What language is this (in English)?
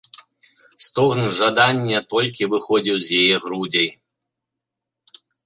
Belarusian